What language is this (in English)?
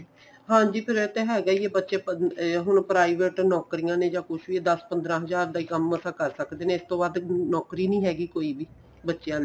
Punjabi